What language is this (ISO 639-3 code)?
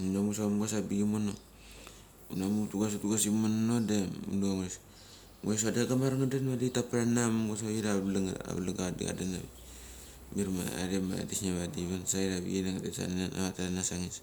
gcc